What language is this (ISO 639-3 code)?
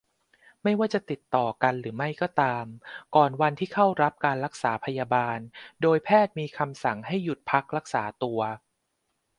tha